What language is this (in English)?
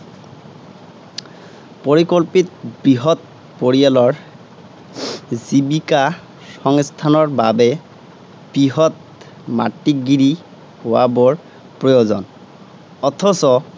Assamese